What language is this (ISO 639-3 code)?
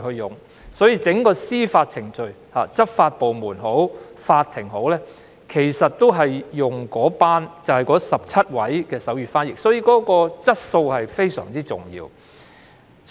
yue